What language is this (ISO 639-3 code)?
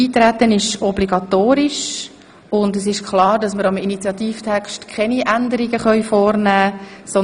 gsw